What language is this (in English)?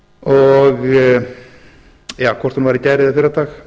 Icelandic